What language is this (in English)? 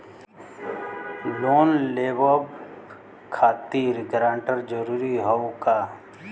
Bhojpuri